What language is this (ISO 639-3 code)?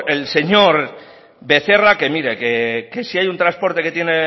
spa